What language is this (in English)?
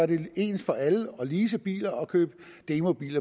Danish